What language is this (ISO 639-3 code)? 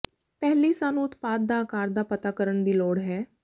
pan